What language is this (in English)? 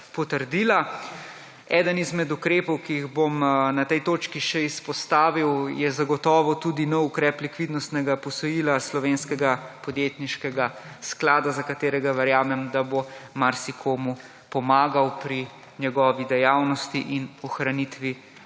Slovenian